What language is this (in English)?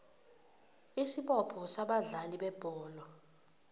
South Ndebele